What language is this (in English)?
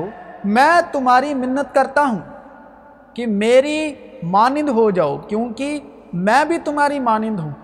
Urdu